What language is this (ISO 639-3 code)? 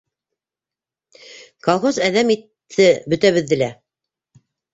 bak